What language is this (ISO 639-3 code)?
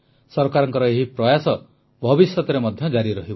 ori